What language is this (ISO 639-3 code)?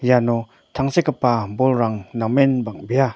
grt